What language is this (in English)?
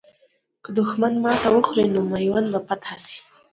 Pashto